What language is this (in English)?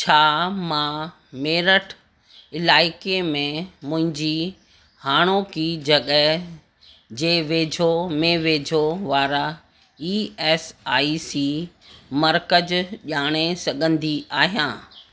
Sindhi